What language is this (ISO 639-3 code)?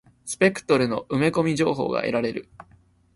jpn